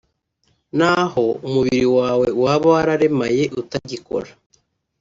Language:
Kinyarwanda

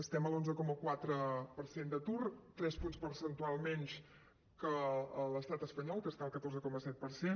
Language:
Catalan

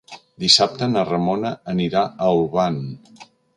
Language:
Catalan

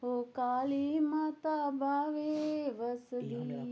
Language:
Dogri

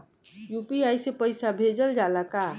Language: Bhojpuri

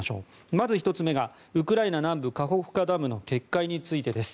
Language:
Japanese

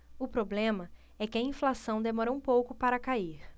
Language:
Portuguese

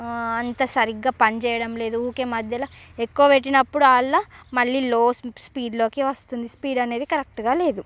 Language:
Telugu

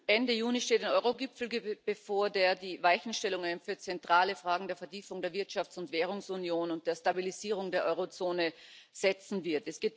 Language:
German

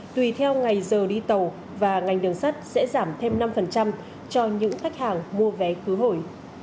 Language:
Vietnamese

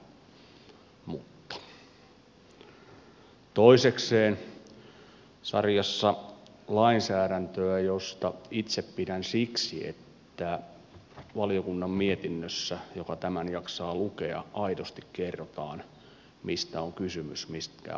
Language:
Finnish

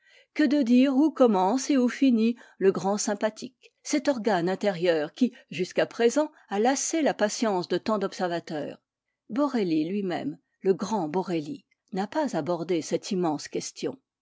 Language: French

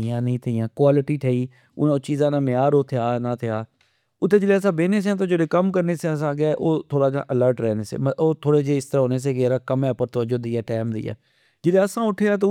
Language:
Pahari-Potwari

